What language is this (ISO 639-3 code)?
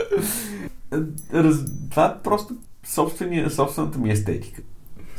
bul